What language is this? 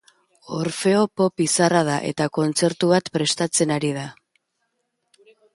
Basque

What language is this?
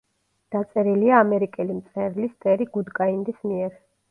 Georgian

